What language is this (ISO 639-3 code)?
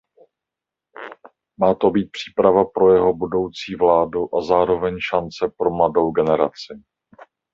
ces